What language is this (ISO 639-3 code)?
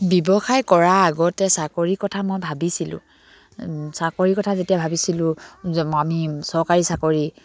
asm